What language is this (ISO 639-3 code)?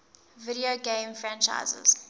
eng